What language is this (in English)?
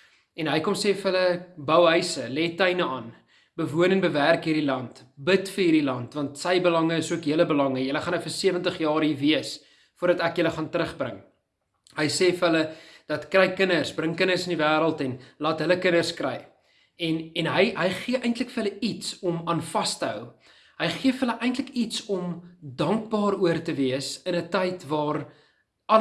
Dutch